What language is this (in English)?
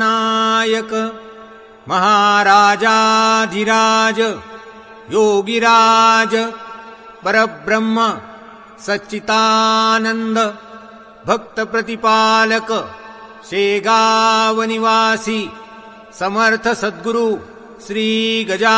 Marathi